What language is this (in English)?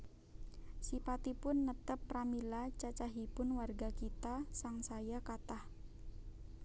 Javanese